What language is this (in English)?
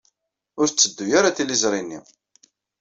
Kabyle